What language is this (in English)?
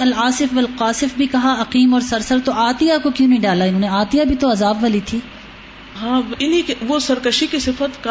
Urdu